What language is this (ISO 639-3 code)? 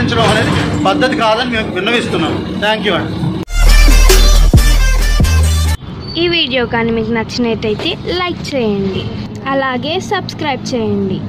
tel